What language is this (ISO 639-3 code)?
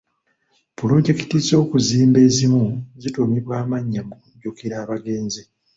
lug